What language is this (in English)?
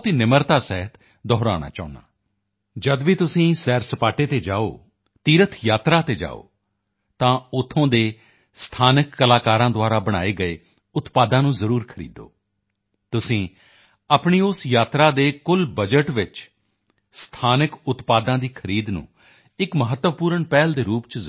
Punjabi